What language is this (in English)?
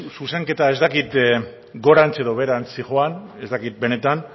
Basque